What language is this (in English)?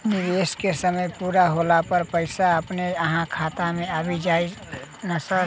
Maithili